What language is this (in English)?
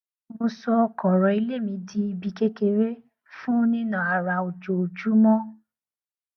Yoruba